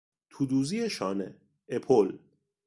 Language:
Persian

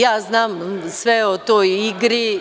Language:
Serbian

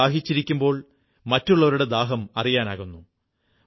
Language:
Malayalam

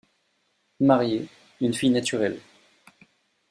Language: French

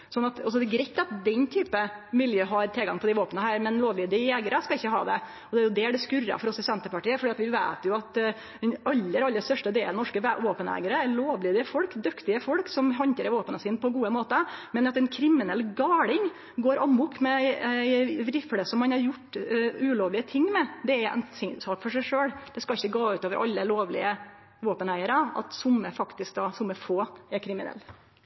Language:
Norwegian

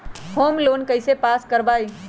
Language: Magahi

